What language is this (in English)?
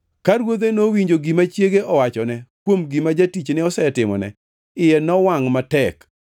Luo (Kenya and Tanzania)